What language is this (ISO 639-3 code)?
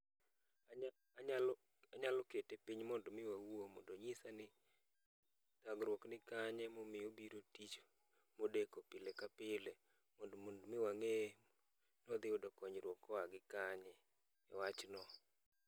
luo